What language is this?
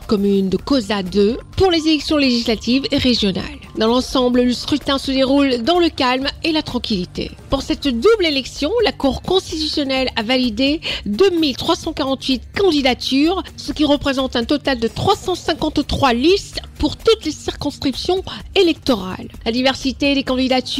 French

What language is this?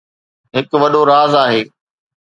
Sindhi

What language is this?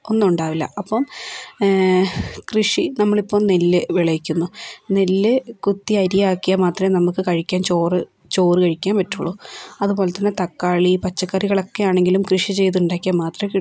Malayalam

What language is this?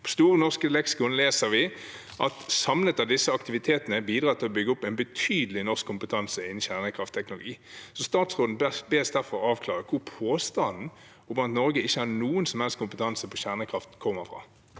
Norwegian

